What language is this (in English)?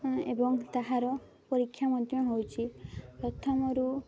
Odia